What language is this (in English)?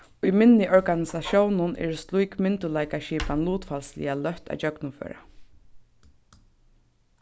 Faroese